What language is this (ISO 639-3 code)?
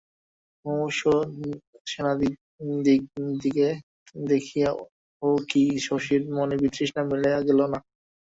ben